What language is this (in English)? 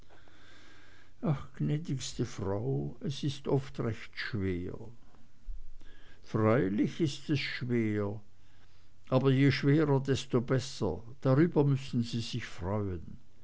German